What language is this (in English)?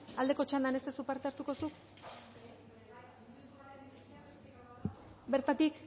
Basque